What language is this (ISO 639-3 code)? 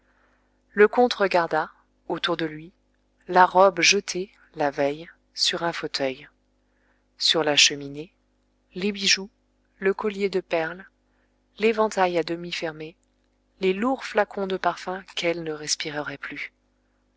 fra